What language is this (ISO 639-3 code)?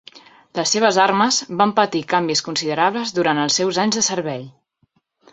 cat